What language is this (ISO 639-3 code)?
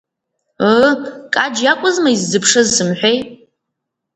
abk